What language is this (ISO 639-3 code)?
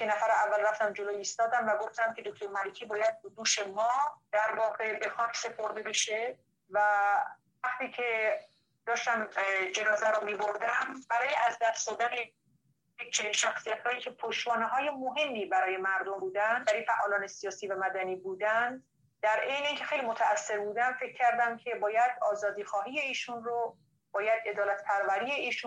fas